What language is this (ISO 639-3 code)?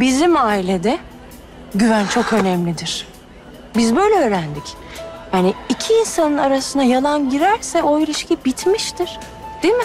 tur